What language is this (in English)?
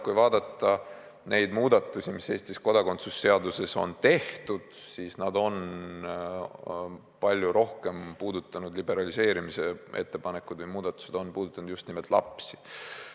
Estonian